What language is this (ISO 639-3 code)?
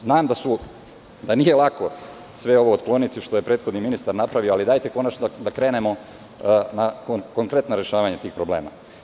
srp